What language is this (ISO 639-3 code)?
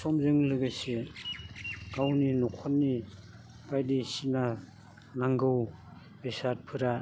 brx